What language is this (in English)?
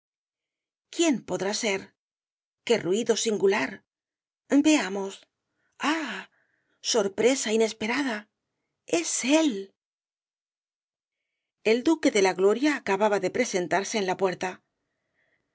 Spanish